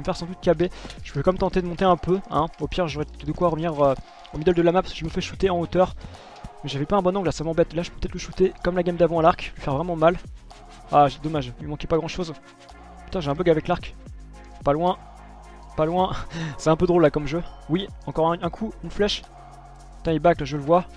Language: French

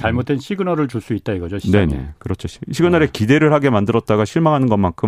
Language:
Korean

